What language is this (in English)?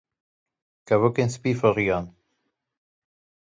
Kurdish